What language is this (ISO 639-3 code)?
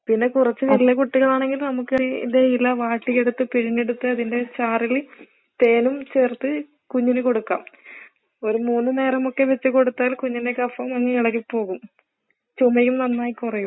mal